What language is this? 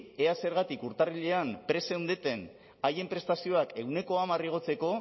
Basque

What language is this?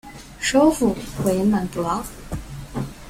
Chinese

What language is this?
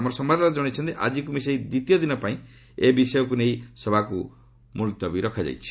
Odia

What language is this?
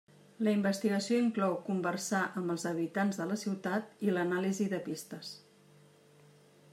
Catalan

